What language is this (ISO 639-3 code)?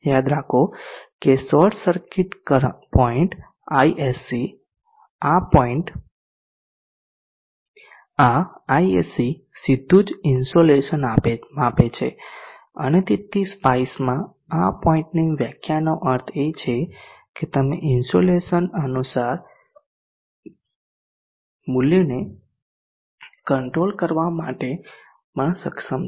guj